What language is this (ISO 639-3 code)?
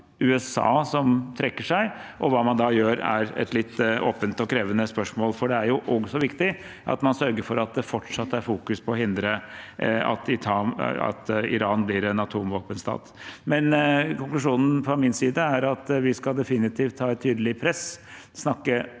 nor